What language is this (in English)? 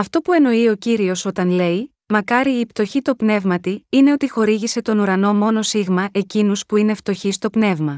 Greek